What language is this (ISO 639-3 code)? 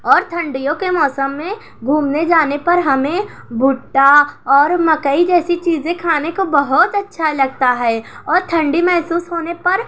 urd